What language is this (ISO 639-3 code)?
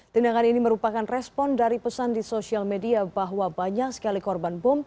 ind